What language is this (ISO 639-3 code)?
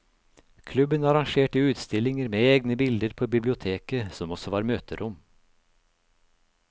nor